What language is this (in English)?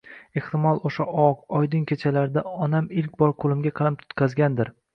Uzbek